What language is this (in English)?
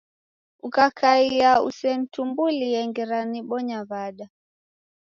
Taita